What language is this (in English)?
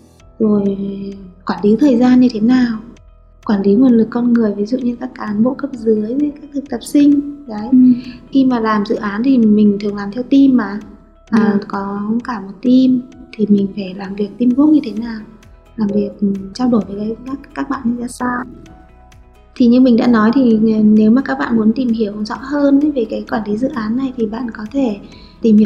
Vietnamese